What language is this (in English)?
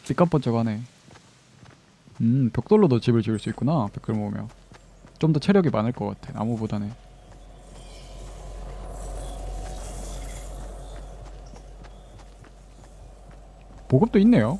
Korean